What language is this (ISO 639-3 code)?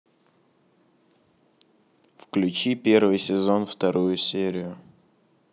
rus